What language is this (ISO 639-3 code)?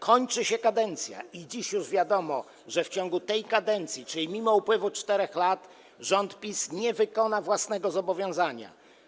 pol